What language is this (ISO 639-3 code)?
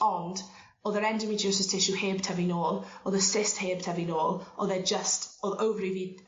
cym